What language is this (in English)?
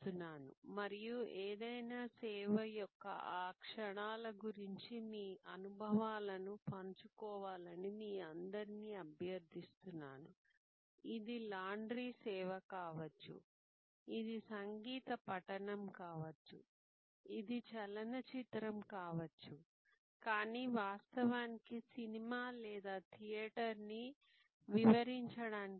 Telugu